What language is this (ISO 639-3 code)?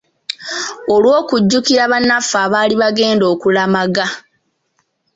lug